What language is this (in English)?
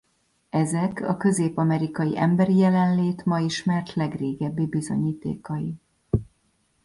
Hungarian